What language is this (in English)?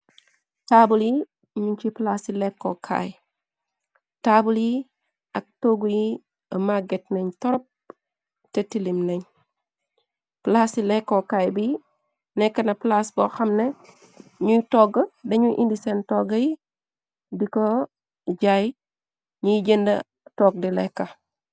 Wolof